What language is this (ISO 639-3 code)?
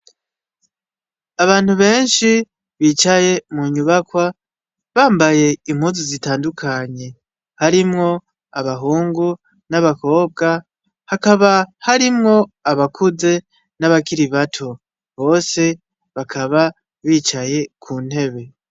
run